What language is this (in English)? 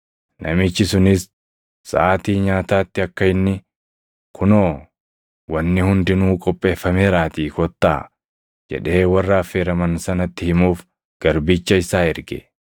Oromo